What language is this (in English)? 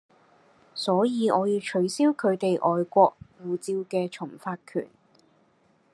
Cantonese